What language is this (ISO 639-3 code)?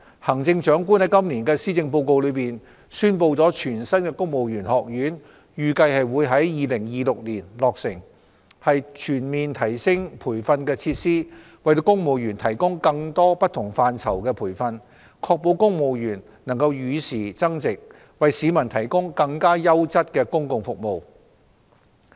yue